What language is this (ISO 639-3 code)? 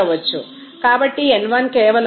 tel